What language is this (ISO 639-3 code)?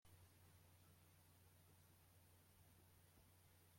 kab